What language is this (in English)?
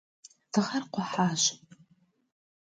Kabardian